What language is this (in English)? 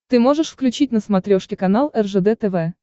Russian